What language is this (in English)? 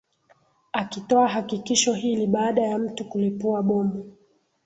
Swahili